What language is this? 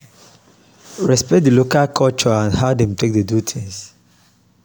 Nigerian Pidgin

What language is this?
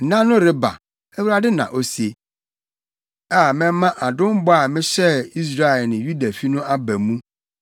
Akan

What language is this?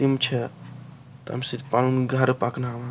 Kashmiri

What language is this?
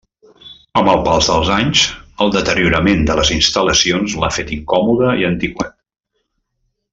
Catalan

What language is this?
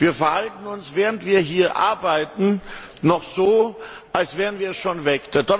German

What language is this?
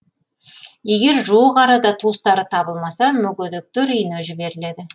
Kazakh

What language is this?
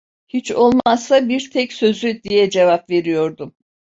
Turkish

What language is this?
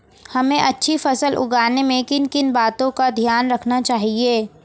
Hindi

